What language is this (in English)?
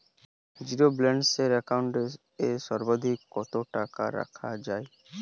Bangla